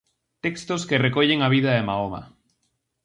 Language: Galician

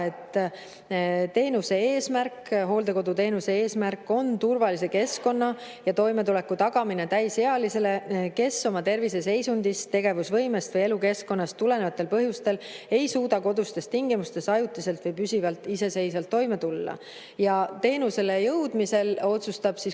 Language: Estonian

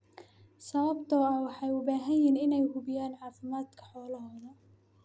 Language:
Somali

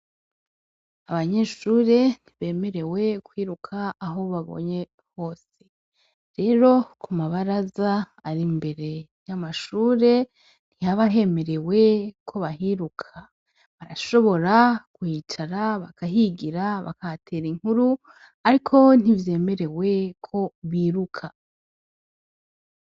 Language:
Rundi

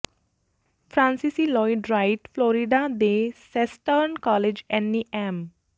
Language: Punjabi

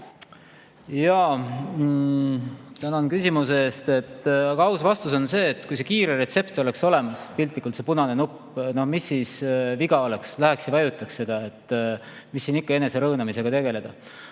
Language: Estonian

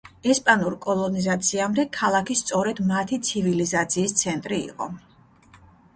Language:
Georgian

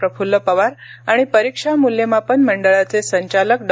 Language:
Marathi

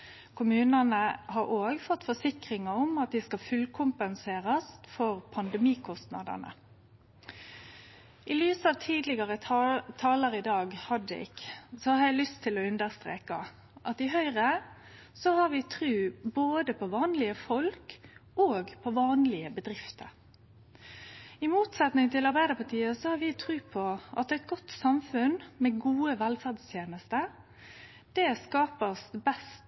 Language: Norwegian Nynorsk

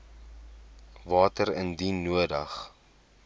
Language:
Afrikaans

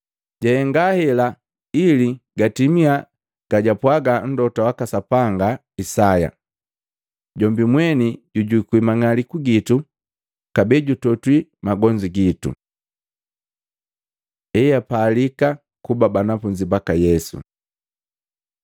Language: Matengo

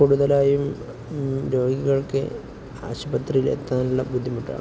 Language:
Malayalam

